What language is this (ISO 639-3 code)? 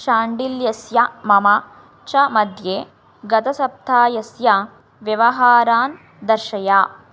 san